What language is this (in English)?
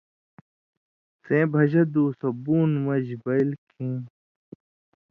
Indus Kohistani